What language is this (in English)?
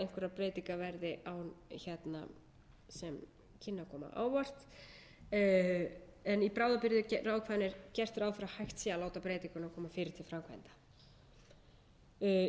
Icelandic